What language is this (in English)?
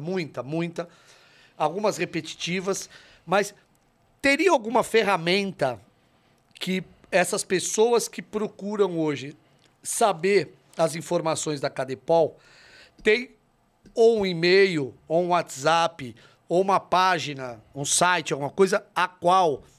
Portuguese